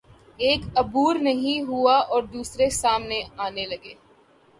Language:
Urdu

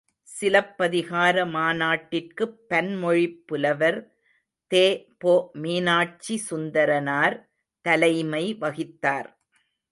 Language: Tamil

